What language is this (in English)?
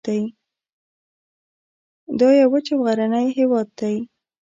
Pashto